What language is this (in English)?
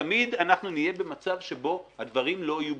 Hebrew